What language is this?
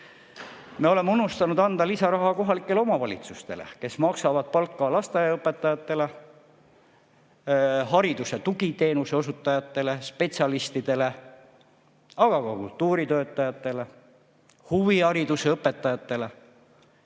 Estonian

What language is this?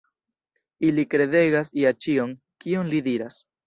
Esperanto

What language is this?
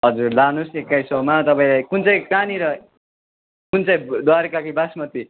Nepali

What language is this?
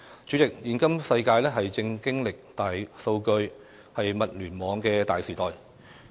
Cantonese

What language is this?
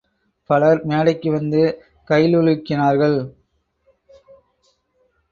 Tamil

